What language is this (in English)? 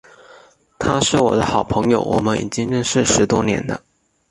Chinese